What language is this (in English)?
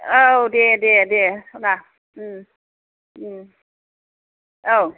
Bodo